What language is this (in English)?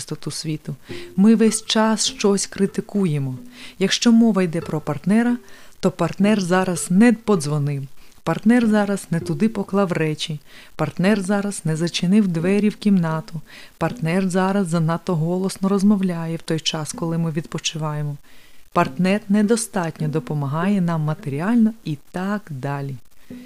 Ukrainian